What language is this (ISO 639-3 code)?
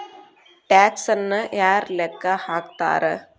kan